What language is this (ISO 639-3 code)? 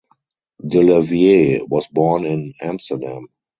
eng